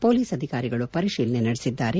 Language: Kannada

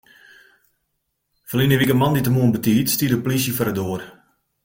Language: Western Frisian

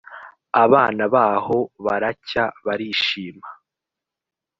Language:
Kinyarwanda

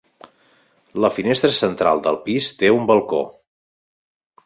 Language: Catalan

